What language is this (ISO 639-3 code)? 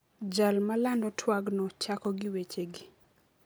luo